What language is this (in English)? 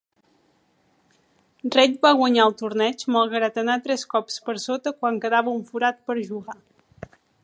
Catalan